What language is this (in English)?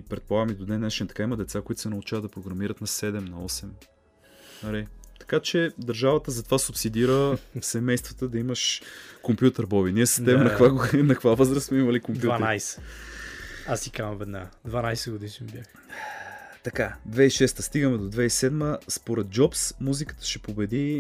Bulgarian